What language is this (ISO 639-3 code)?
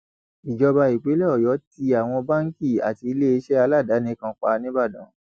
yor